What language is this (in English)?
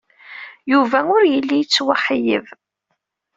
Kabyle